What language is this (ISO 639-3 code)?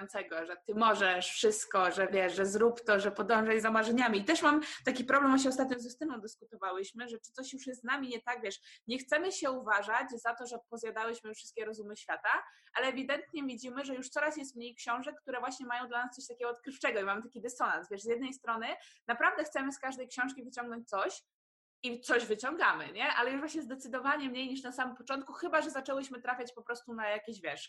pol